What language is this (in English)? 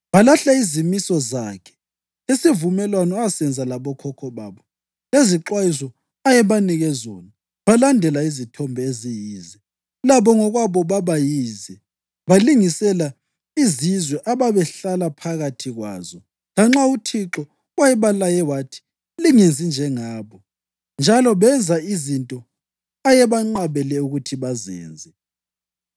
North Ndebele